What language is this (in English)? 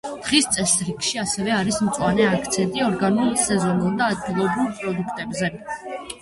Georgian